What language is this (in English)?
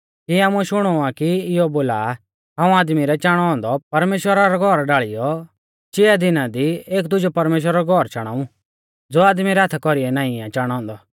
Mahasu Pahari